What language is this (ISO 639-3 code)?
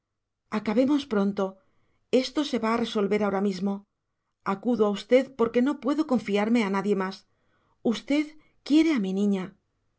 spa